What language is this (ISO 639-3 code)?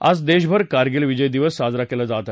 mar